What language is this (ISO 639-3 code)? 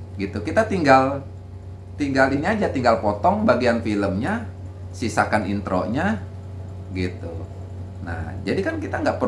ind